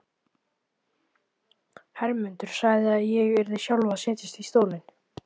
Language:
Icelandic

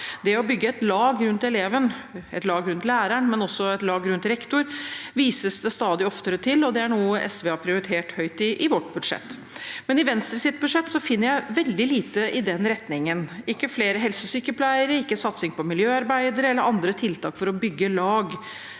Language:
Norwegian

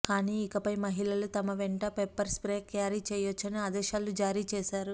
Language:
Telugu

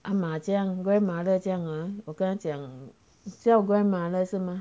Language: English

